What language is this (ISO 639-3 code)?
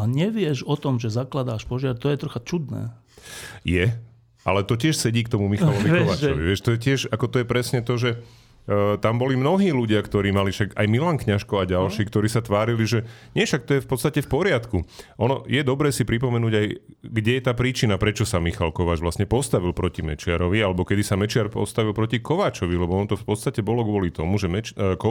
slk